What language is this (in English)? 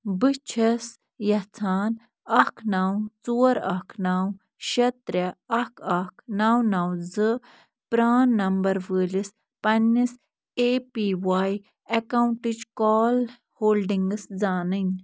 Kashmiri